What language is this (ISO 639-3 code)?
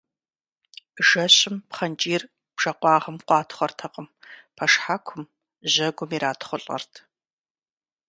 kbd